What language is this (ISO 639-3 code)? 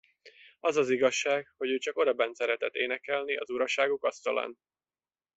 hun